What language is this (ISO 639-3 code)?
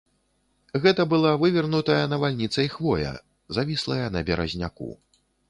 bel